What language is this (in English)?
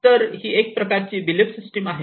Marathi